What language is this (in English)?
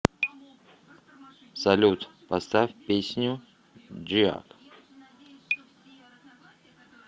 Russian